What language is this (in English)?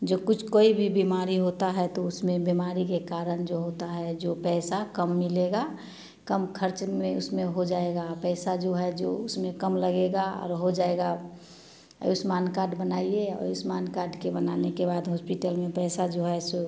Hindi